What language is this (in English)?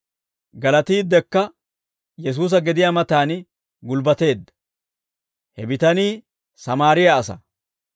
Dawro